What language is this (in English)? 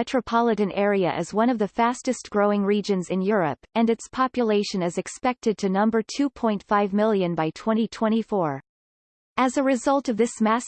English